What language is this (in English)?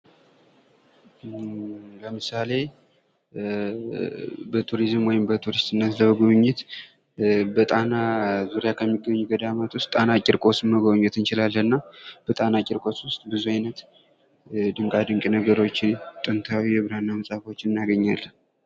Amharic